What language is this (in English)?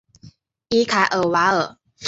Chinese